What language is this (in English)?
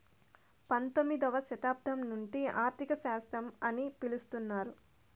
Telugu